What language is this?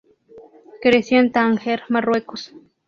Spanish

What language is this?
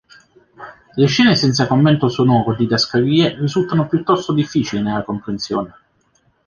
Italian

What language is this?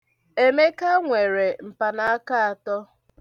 Igbo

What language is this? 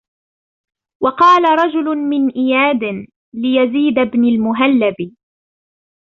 Arabic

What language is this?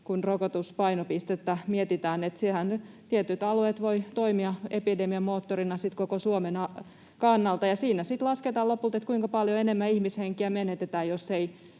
Finnish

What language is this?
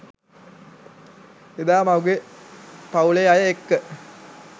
Sinhala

